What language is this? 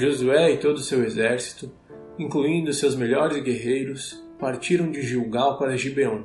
Portuguese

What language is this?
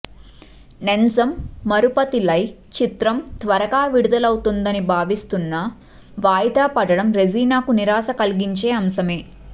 Telugu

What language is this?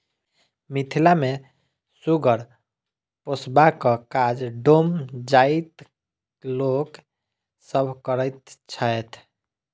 Maithili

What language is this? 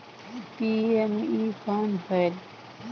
Chhattisgarhi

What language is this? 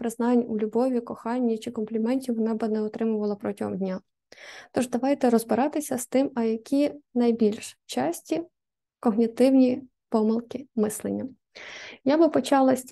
Ukrainian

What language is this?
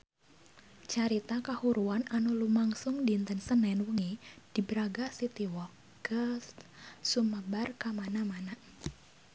Sundanese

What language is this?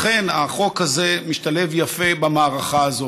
Hebrew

